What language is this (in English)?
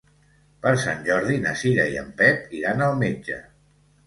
Catalan